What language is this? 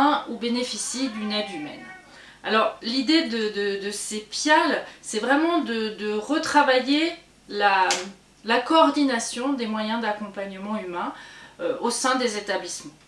French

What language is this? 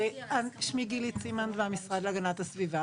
Hebrew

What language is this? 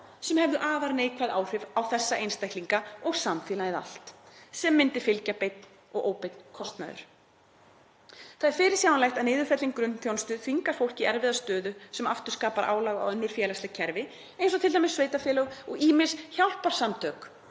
Icelandic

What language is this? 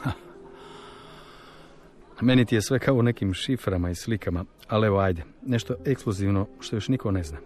Croatian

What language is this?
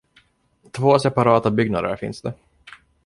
Swedish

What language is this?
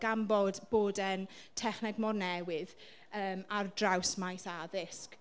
Welsh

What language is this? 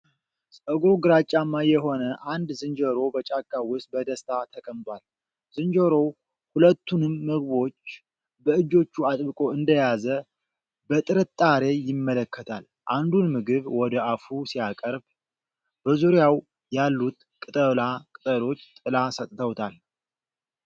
Amharic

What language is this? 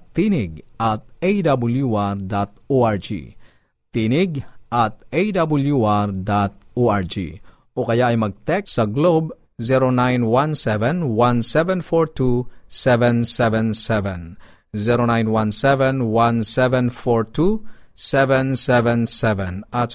Filipino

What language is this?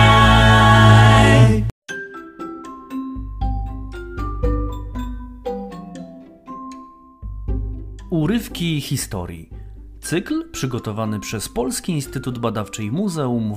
Polish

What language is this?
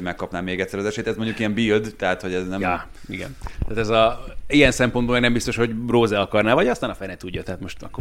Hungarian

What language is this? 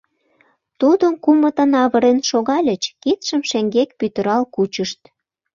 Mari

